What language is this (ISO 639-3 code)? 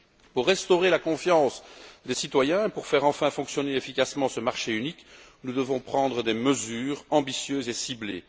fra